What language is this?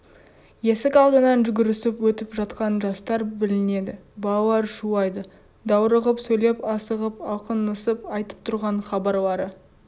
Kazakh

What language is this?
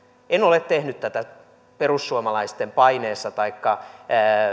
Finnish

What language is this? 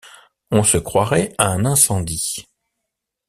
French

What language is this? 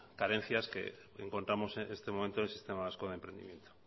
Spanish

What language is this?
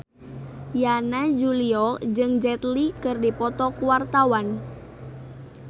Sundanese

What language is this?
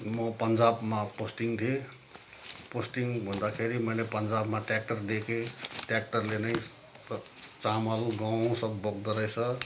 Nepali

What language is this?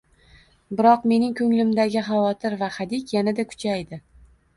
Uzbek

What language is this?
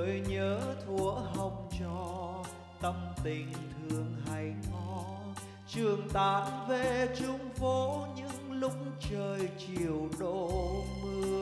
Vietnamese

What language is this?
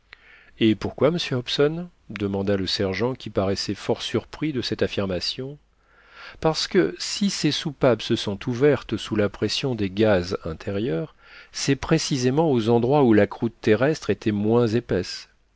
French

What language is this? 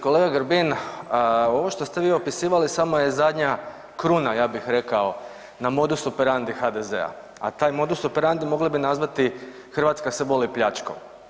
Croatian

